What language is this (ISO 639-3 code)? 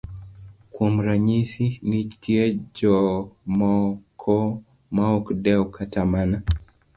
luo